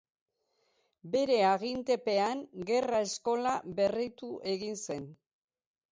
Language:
Basque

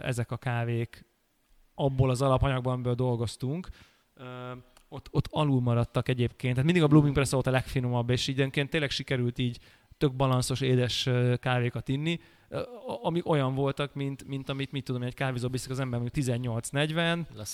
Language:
Hungarian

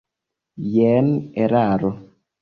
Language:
Esperanto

